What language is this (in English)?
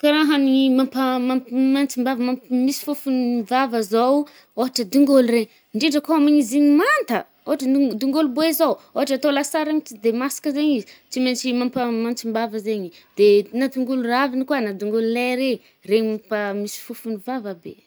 Northern Betsimisaraka Malagasy